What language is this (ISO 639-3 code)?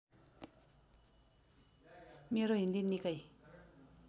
nep